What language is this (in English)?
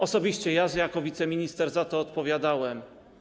Polish